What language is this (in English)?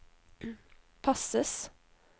Norwegian